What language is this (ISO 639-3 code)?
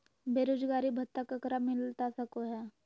mag